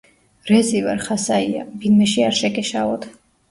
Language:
Georgian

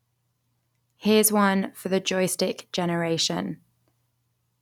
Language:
English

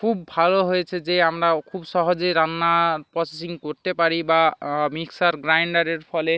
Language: Bangla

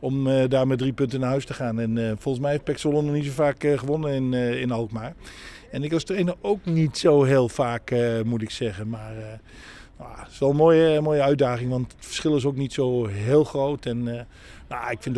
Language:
Dutch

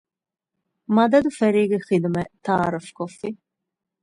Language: Divehi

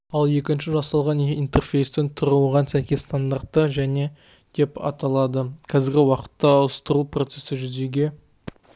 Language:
Kazakh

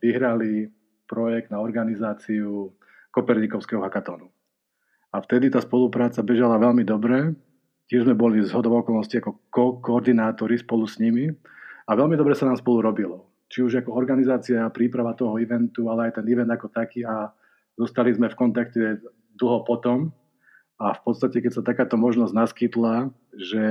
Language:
Slovak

